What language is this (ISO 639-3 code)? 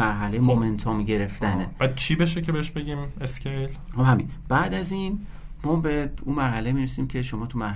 fas